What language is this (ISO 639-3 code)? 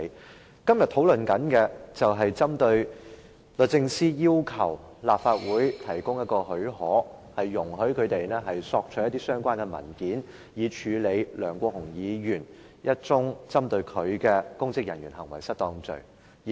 yue